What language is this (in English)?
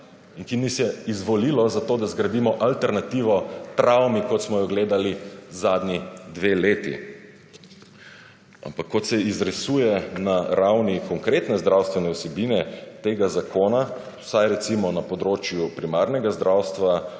Slovenian